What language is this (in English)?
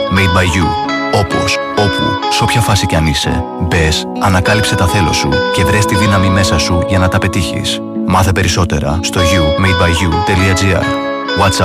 Greek